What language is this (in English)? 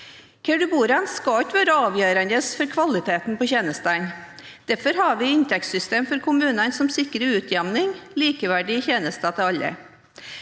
Norwegian